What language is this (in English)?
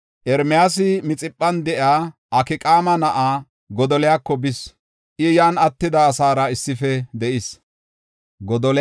Gofa